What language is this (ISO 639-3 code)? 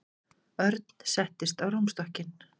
isl